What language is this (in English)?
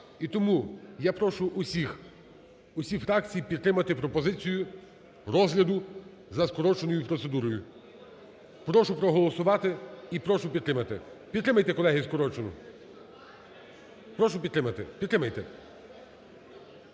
Ukrainian